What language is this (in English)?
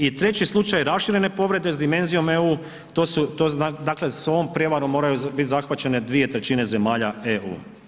Croatian